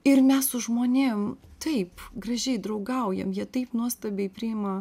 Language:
Lithuanian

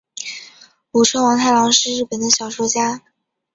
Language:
Chinese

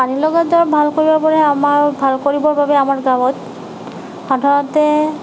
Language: Assamese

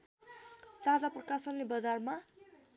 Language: Nepali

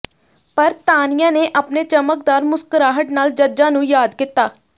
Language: Punjabi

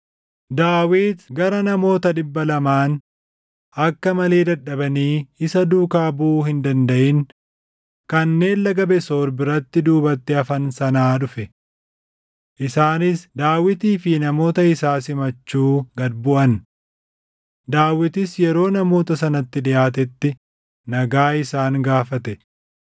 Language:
Oromo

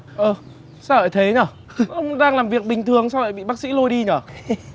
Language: Vietnamese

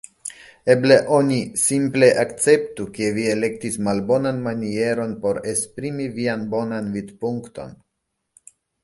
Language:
Esperanto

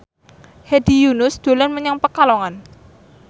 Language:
Javanese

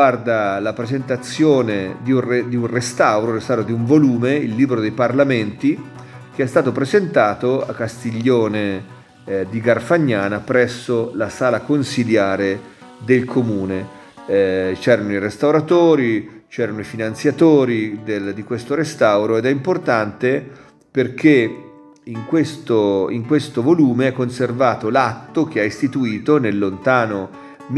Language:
Italian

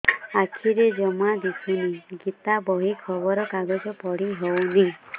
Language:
Odia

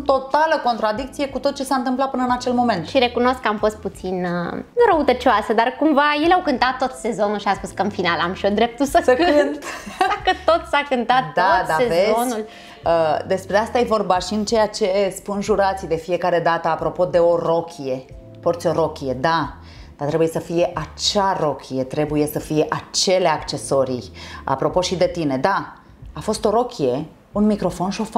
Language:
Romanian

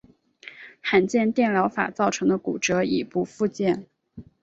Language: Chinese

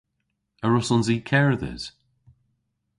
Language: Cornish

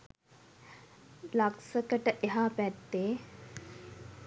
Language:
Sinhala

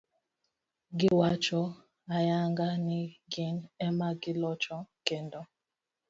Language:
Luo (Kenya and Tanzania)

